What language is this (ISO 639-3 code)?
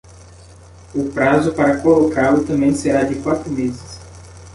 por